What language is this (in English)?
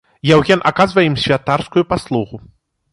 Belarusian